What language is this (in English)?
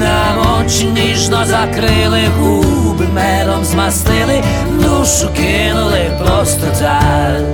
Ukrainian